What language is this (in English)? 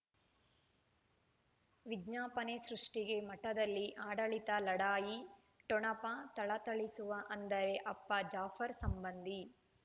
Kannada